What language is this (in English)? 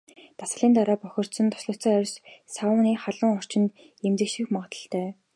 Mongolian